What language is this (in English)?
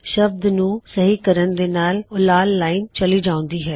Punjabi